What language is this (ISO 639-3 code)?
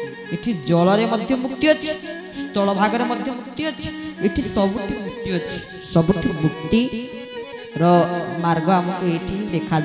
ind